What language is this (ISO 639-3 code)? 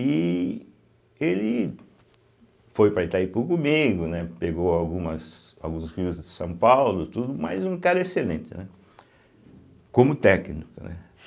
por